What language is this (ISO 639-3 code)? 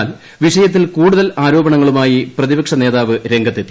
mal